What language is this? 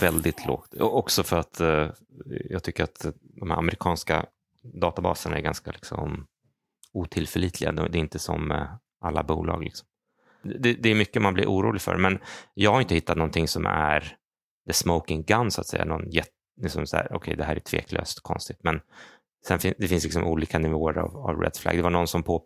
Swedish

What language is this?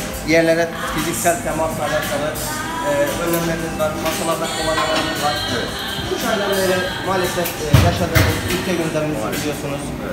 Turkish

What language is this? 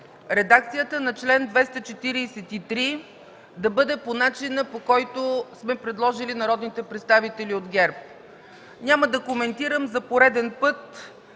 Bulgarian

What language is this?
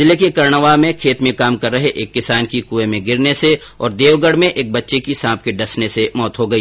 Hindi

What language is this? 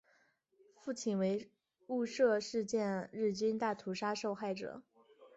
Chinese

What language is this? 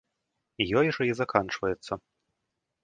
Belarusian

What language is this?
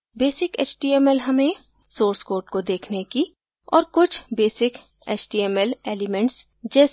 Hindi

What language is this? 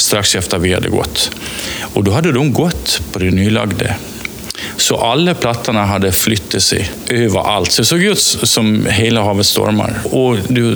Swedish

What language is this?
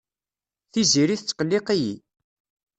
Kabyle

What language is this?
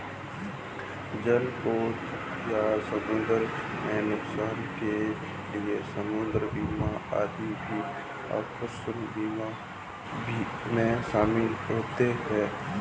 Hindi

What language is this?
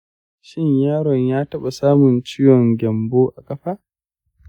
Hausa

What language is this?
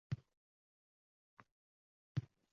Uzbek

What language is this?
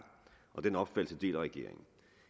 Danish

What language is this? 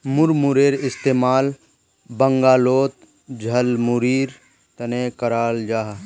Magahi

